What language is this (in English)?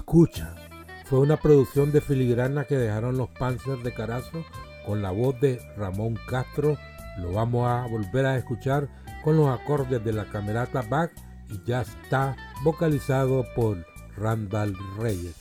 Spanish